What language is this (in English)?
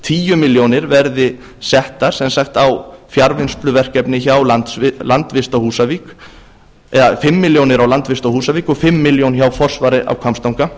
Icelandic